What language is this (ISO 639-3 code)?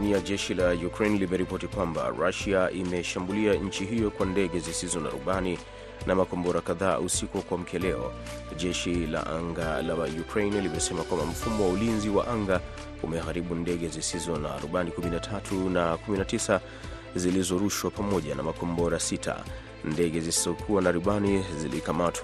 swa